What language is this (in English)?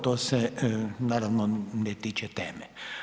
Croatian